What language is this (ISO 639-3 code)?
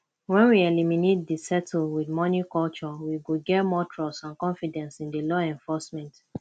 pcm